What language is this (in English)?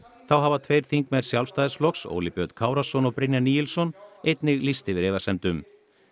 Icelandic